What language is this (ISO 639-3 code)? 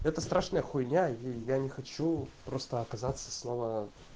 rus